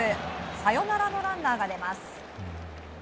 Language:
Japanese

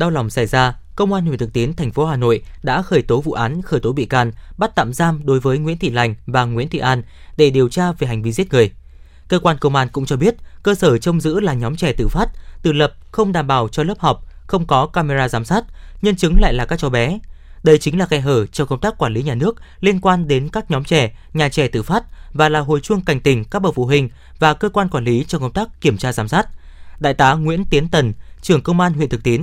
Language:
Vietnamese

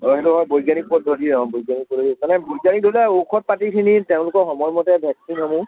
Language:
Assamese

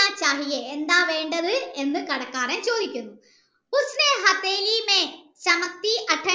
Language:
Malayalam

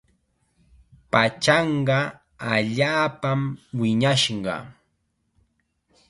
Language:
Chiquián Ancash Quechua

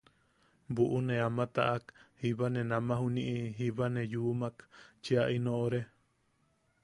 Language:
Yaqui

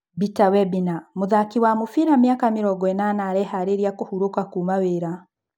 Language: Kikuyu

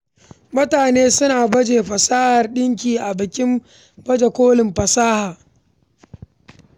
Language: Hausa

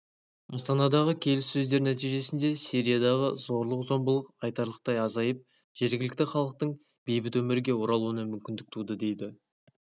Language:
Kazakh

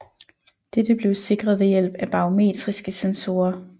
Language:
Danish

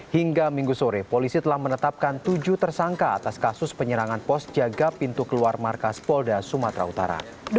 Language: Indonesian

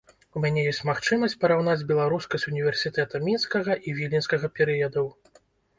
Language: Belarusian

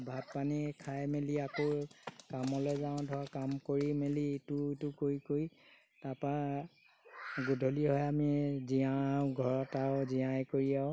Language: Assamese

